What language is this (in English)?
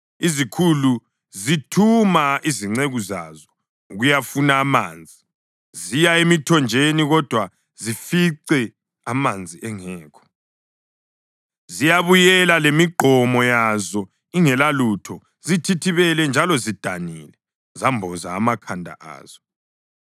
North Ndebele